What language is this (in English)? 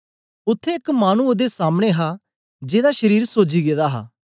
Dogri